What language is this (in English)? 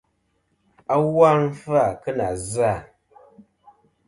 Kom